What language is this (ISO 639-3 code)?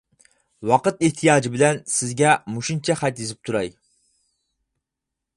uig